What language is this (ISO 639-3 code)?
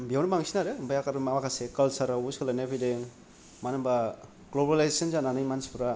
brx